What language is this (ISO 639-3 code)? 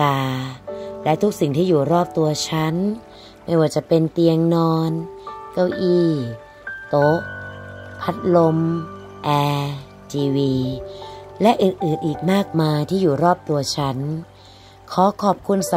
tha